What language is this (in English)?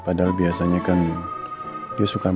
Indonesian